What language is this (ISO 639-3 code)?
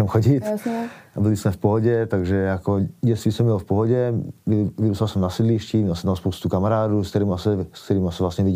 ces